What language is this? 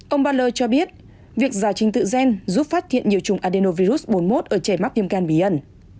Vietnamese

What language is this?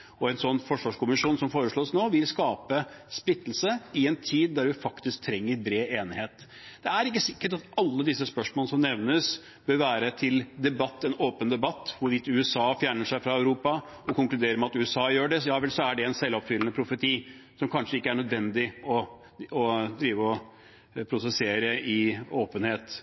Norwegian Bokmål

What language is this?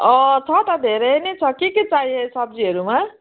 Nepali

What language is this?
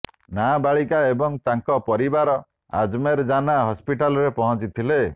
Odia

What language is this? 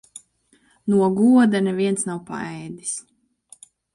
Latvian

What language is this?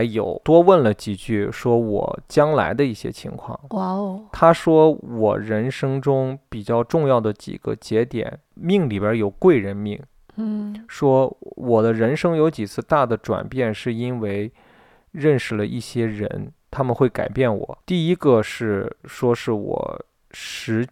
Chinese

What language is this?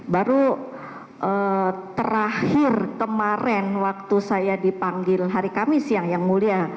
Indonesian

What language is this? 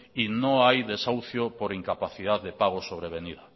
Spanish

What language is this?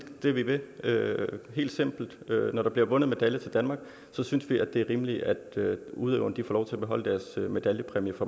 Danish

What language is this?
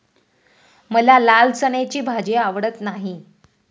Marathi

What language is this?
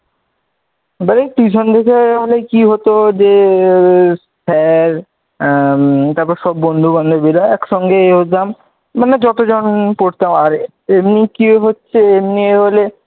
Bangla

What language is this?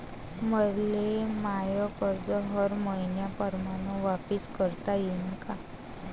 Marathi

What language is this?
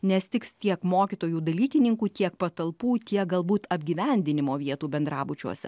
Lithuanian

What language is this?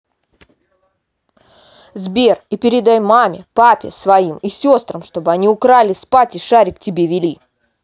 Russian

